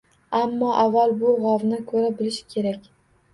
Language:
Uzbek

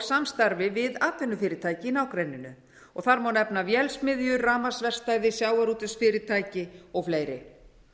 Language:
Icelandic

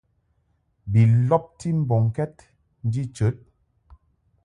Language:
Mungaka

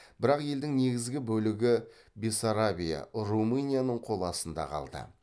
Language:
Kazakh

